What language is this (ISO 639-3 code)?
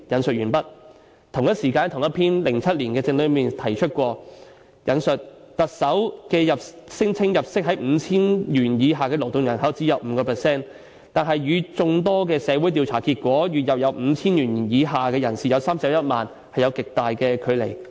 yue